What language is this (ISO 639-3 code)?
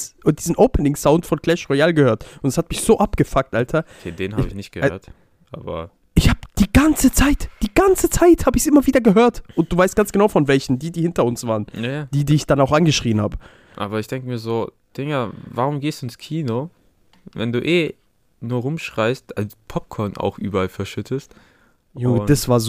deu